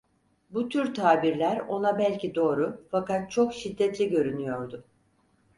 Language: Turkish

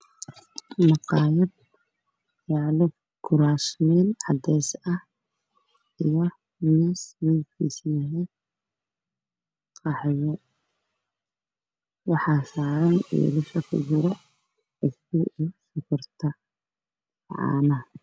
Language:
Somali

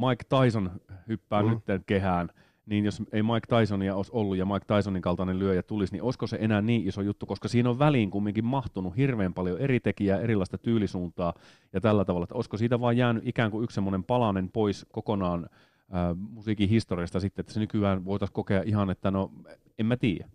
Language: Finnish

